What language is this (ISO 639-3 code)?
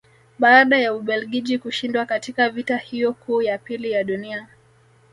swa